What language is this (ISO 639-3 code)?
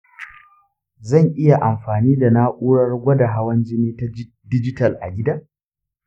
hau